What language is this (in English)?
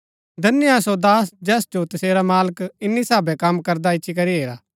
Gaddi